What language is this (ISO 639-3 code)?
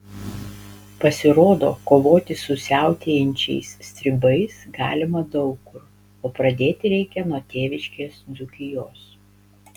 lit